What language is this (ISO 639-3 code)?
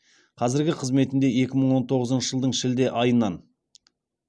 kaz